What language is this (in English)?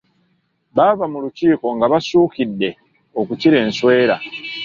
Ganda